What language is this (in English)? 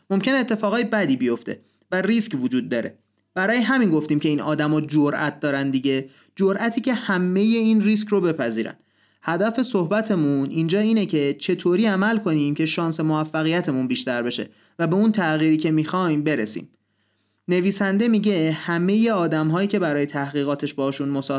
Persian